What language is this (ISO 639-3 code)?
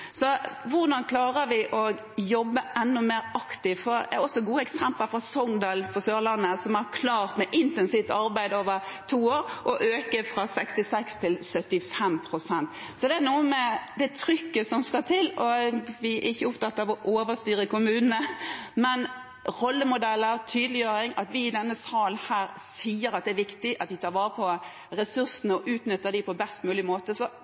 nob